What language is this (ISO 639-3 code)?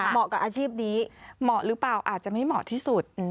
tha